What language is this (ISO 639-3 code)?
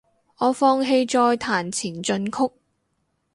yue